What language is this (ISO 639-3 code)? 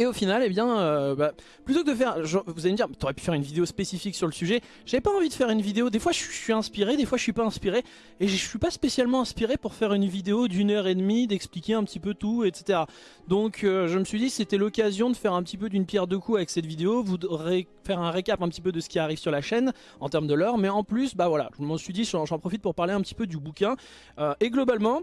fra